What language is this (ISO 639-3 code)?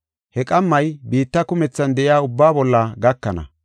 gof